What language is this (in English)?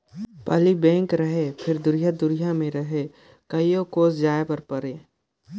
Chhattisgarhi